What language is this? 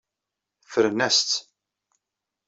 Kabyle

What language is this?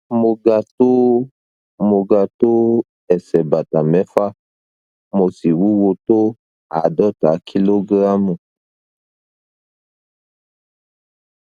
Yoruba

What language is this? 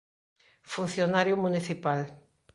Galician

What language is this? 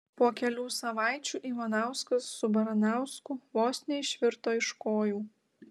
Lithuanian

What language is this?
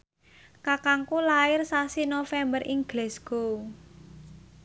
Javanese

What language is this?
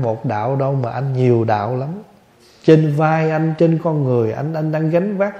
Vietnamese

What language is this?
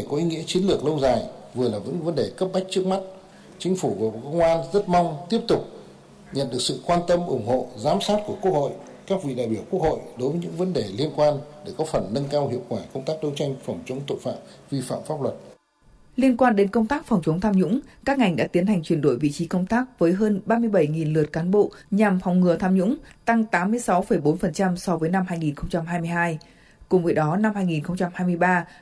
Vietnamese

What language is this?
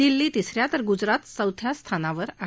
Marathi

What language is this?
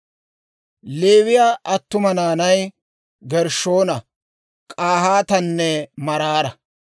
Dawro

